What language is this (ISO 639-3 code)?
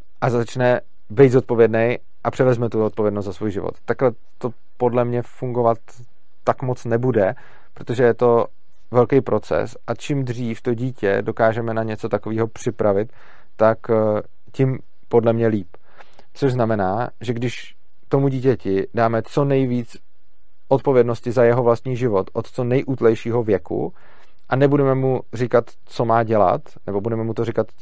ces